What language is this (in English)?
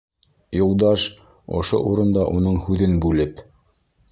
Bashkir